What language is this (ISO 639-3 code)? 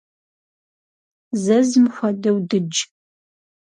kbd